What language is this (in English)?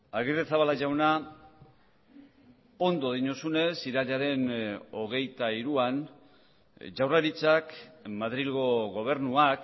Basque